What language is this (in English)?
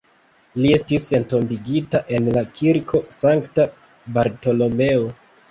Esperanto